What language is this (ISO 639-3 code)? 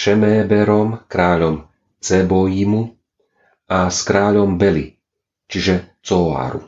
slk